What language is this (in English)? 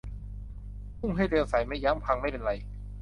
Thai